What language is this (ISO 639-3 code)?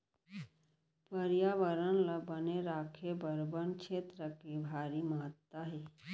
hne